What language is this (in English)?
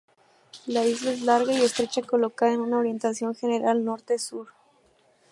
Spanish